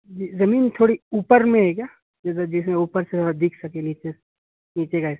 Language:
Urdu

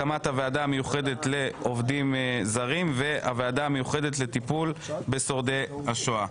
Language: Hebrew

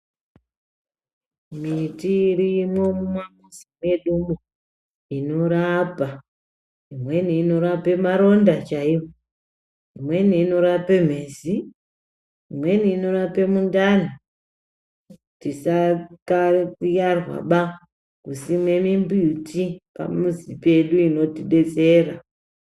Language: Ndau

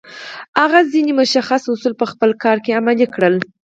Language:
Pashto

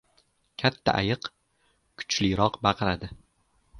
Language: Uzbek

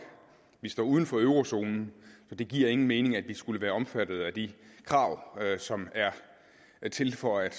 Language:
Danish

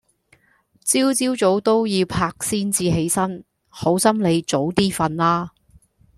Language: Cantonese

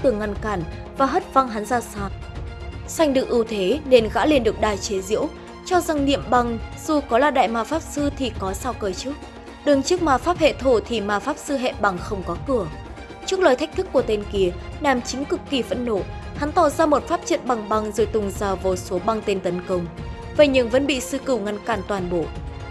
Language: Vietnamese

